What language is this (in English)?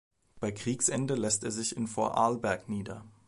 German